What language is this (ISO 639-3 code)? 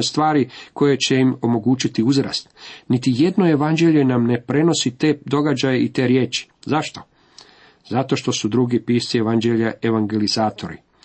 hrv